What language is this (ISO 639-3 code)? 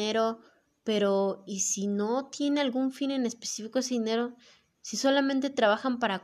spa